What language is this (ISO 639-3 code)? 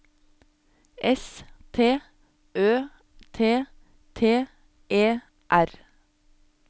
nor